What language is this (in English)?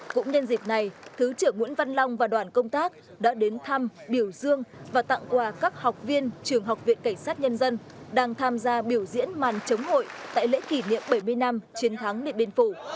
Vietnamese